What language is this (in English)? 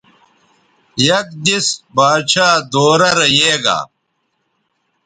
Bateri